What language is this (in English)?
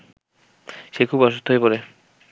Bangla